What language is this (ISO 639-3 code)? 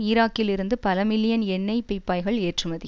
tam